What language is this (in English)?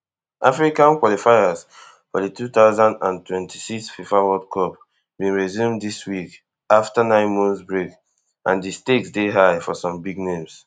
Nigerian Pidgin